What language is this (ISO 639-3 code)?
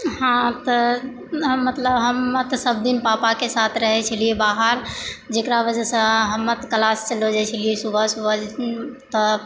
mai